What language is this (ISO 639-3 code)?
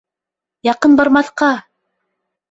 bak